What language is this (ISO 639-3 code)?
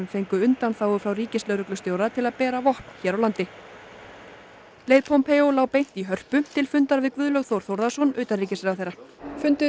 isl